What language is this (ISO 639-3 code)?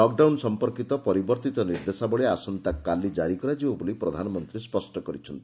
ori